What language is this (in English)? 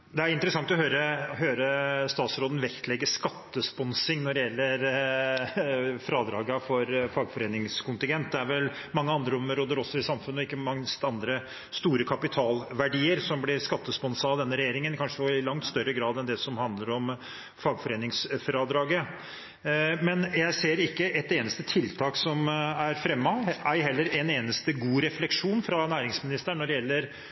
Norwegian Bokmål